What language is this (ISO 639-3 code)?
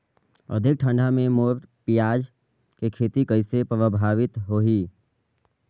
hne